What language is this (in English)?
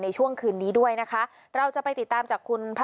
Thai